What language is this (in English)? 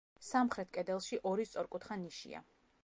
Georgian